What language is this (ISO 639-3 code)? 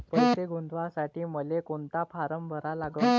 mar